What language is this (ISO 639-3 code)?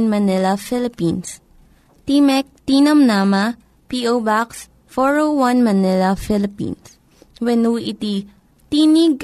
fil